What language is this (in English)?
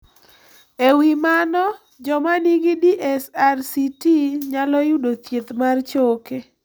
Luo (Kenya and Tanzania)